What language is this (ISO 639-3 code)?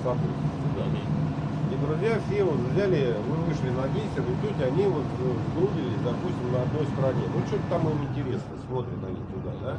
rus